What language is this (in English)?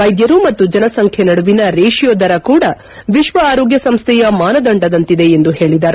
Kannada